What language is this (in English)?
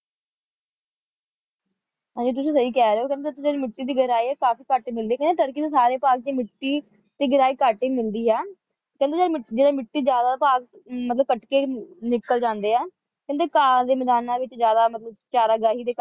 Punjabi